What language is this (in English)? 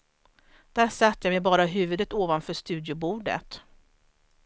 Swedish